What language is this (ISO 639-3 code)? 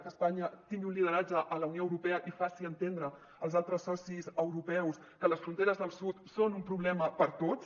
cat